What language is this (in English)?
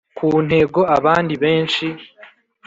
Kinyarwanda